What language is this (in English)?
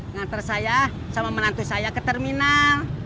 Indonesian